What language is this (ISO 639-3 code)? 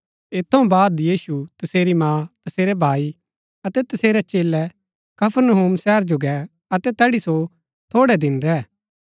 gbk